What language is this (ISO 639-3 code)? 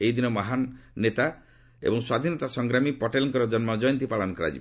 ori